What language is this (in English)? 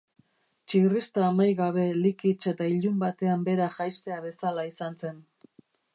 Basque